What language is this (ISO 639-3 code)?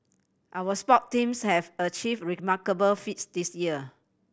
eng